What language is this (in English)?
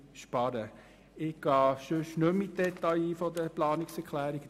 Swiss German